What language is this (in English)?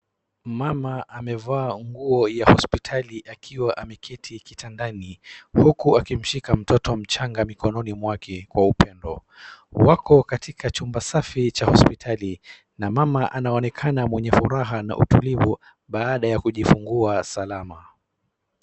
Swahili